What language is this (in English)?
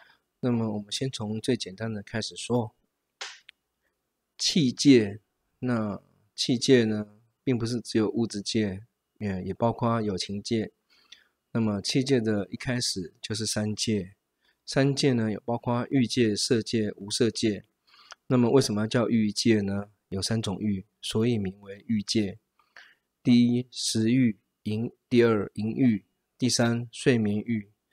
Chinese